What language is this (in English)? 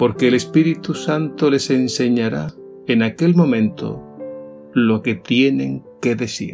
Spanish